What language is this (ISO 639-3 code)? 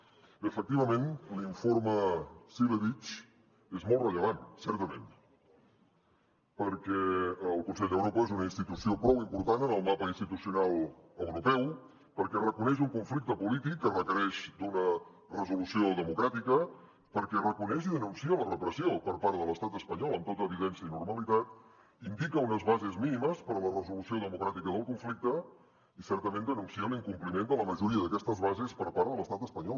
cat